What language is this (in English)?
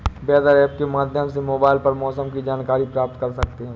Hindi